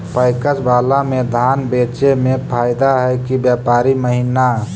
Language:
Magahi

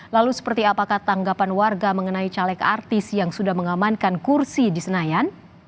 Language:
Indonesian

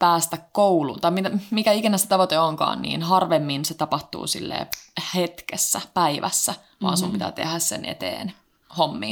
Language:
Finnish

